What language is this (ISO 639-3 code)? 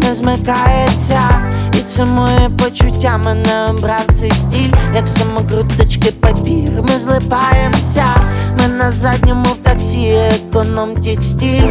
ukr